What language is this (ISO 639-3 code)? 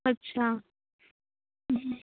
pan